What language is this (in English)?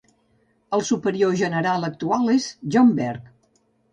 Catalan